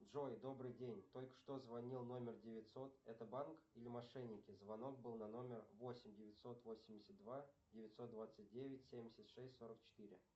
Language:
Russian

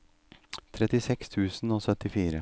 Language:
Norwegian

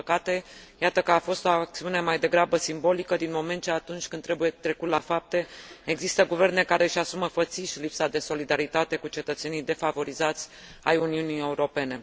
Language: Romanian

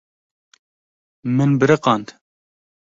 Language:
Kurdish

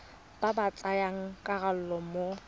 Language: Tswana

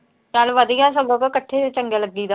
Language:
Punjabi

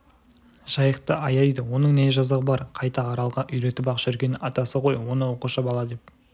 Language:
Kazakh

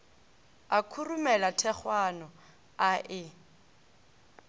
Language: Northern Sotho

